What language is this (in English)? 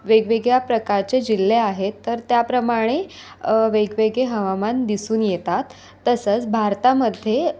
Marathi